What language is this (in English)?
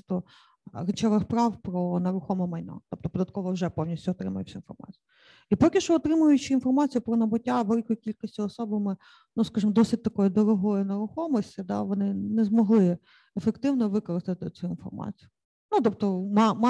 Ukrainian